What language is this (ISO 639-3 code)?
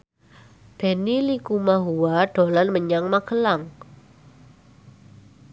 jav